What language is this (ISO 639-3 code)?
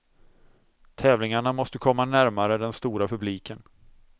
swe